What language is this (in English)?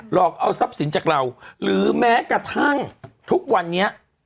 Thai